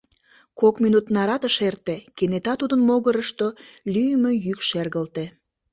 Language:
Mari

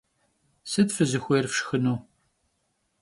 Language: Kabardian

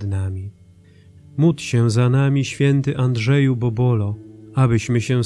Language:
Polish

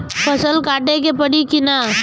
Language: Bhojpuri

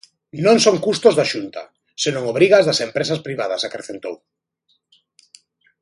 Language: Galician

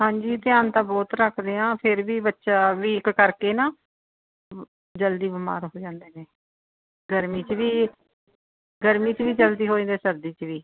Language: Punjabi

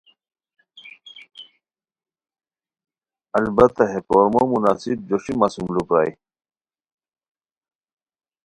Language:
Khowar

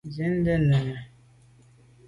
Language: Medumba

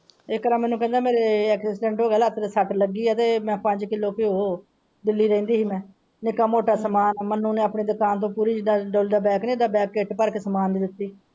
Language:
Punjabi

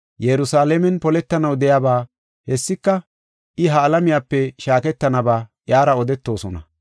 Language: Gofa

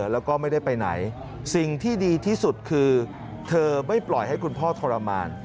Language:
Thai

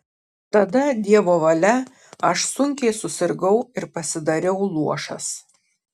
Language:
Lithuanian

